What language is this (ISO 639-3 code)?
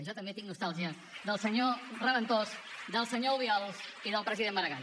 cat